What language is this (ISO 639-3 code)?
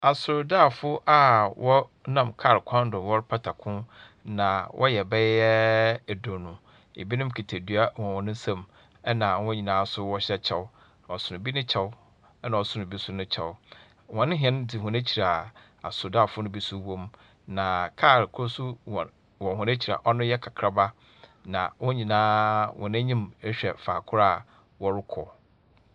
aka